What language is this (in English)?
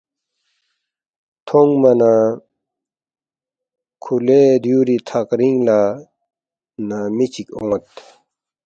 Balti